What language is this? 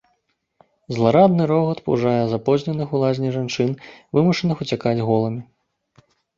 Belarusian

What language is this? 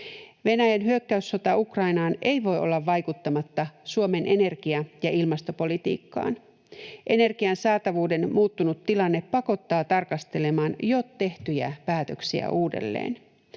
Finnish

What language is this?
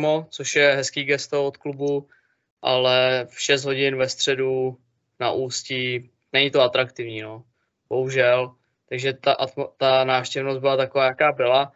Czech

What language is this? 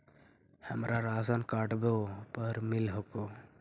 Magahi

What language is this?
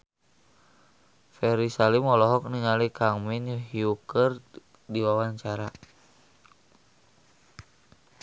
Sundanese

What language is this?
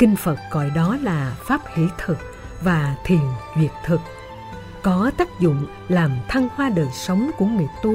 Vietnamese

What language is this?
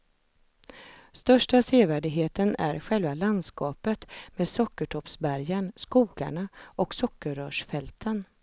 Swedish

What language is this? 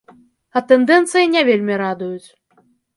Belarusian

